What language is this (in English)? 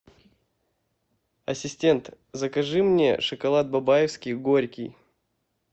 Russian